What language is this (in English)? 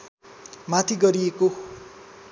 Nepali